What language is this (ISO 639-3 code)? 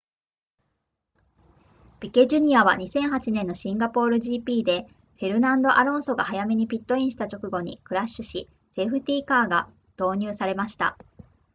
jpn